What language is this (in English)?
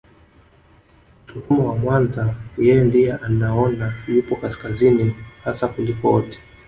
Swahili